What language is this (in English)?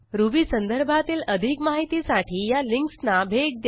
Marathi